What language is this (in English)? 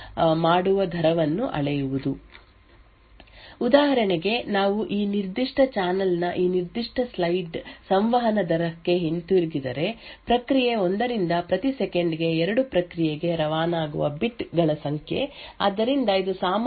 Kannada